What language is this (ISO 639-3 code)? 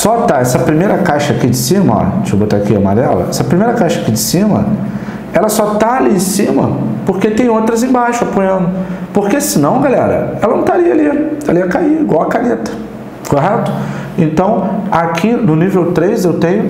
por